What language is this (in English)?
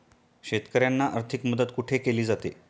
Marathi